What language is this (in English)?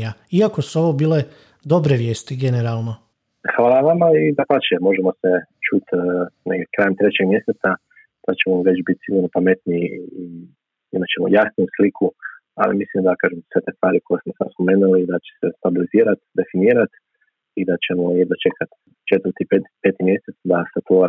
Croatian